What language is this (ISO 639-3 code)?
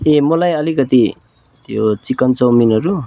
nep